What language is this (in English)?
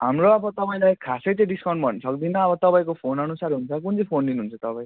Nepali